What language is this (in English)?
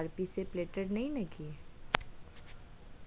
Bangla